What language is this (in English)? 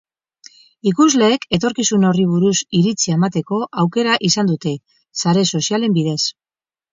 Basque